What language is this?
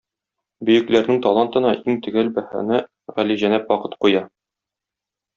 Tatar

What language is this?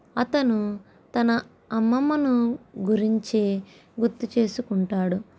Telugu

